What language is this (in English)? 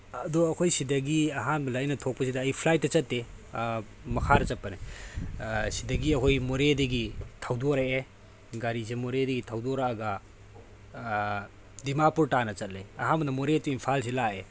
Manipuri